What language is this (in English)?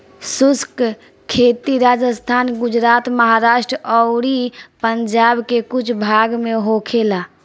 Bhojpuri